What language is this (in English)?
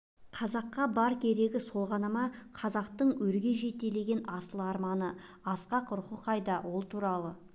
Kazakh